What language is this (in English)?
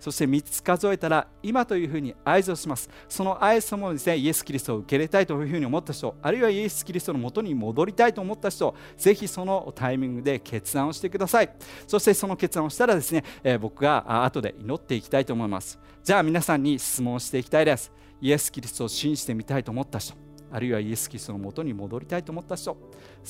Japanese